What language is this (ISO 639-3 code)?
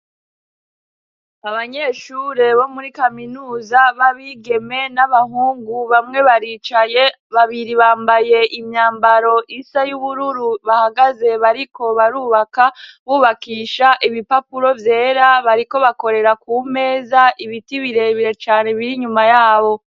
run